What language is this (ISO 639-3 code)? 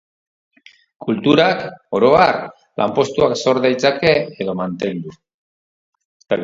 eus